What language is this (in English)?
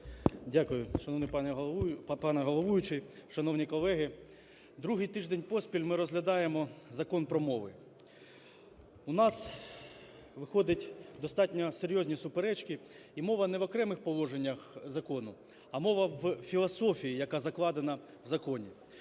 Ukrainian